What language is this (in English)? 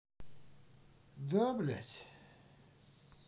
Russian